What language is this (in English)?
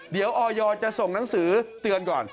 Thai